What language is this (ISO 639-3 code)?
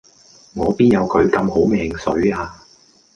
yue